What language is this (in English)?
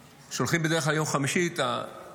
Hebrew